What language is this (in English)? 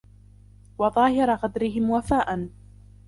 Arabic